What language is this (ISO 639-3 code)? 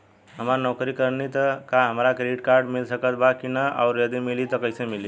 bho